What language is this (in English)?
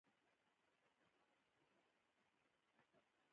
Pashto